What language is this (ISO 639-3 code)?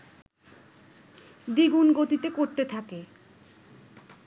ben